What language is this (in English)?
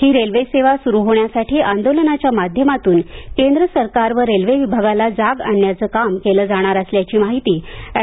Marathi